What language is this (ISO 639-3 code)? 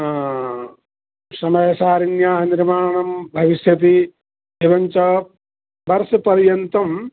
san